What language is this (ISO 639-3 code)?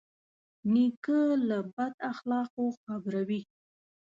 pus